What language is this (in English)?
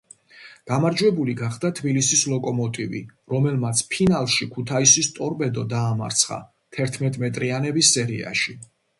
Georgian